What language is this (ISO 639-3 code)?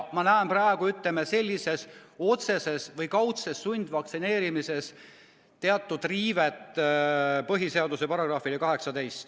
est